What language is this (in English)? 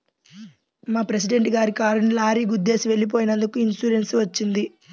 Telugu